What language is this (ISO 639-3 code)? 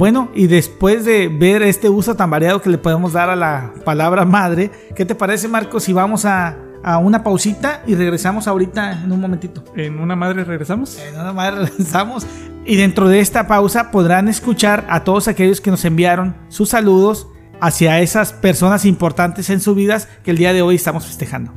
spa